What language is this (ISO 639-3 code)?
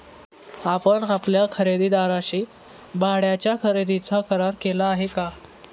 mar